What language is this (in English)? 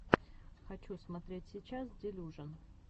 Russian